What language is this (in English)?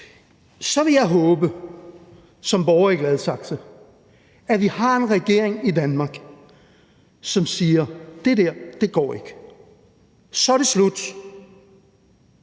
Danish